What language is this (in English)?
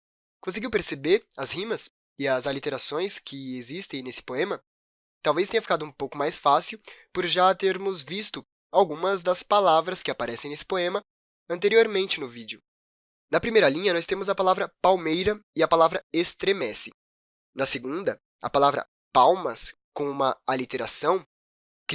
Portuguese